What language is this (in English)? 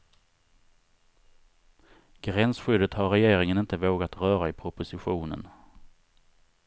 Swedish